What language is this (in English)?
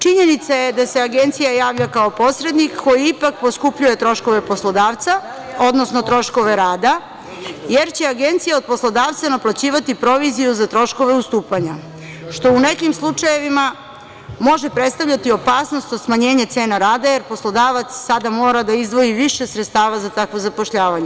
Serbian